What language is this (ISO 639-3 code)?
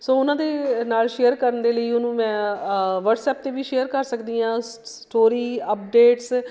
pan